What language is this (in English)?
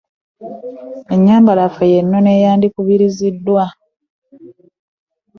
Ganda